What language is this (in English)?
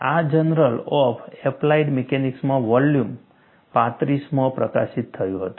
Gujarati